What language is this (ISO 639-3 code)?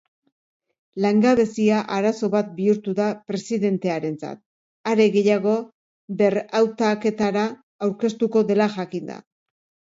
eus